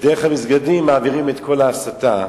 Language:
Hebrew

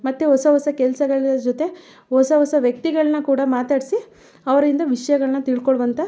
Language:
Kannada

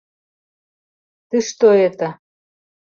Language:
Mari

